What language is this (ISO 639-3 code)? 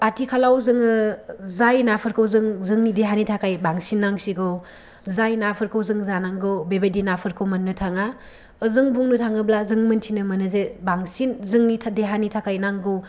brx